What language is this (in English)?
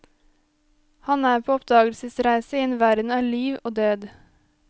Norwegian